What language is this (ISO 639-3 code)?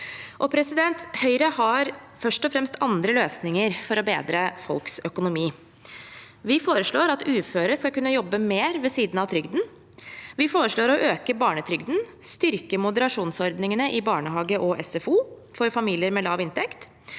nor